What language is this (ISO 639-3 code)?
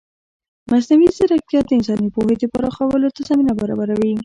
pus